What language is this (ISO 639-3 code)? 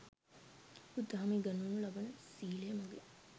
sin